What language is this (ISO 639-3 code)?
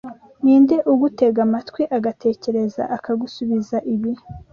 kin